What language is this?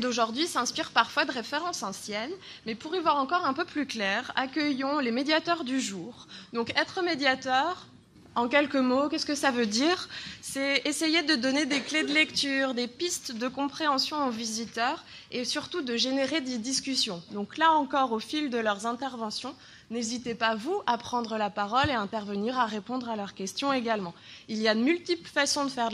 French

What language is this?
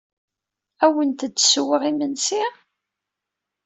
Kabyle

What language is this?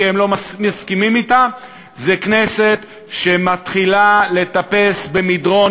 Hebrew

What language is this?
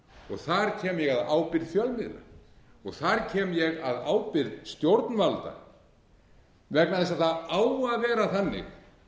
Icelandic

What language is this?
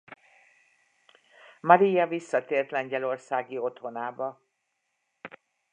Hungarian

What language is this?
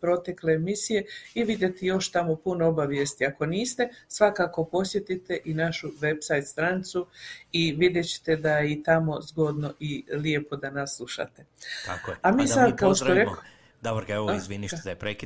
Croatian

